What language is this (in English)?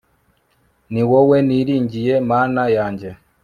Kinyarwanda